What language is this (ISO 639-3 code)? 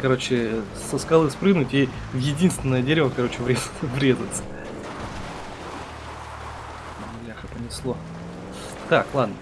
rus